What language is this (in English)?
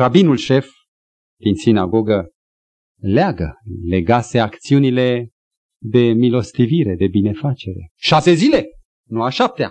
Romanian